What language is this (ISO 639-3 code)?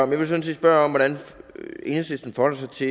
dan